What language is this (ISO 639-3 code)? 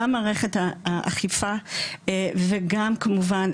heb